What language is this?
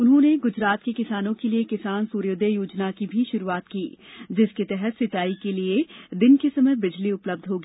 Hindi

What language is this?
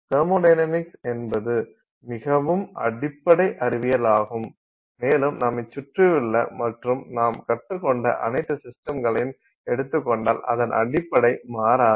Tamil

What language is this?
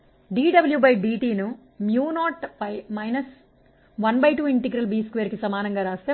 Telugu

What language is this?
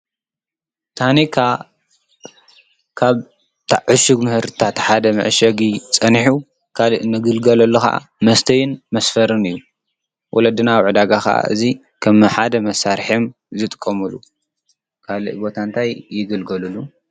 Tigrinya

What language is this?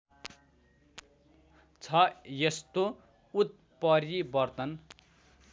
Nepali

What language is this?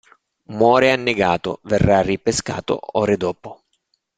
Italian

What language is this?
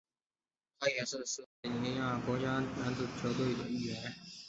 Chinese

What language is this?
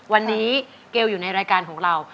Thai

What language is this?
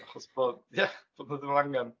Welsh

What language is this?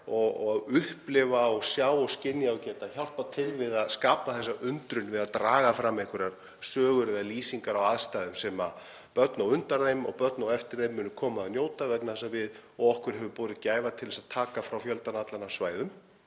Icelandic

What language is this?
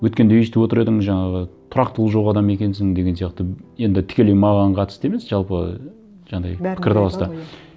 Kazakh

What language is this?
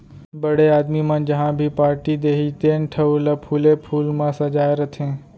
Chhattisgarhi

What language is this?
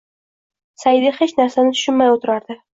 Uzbek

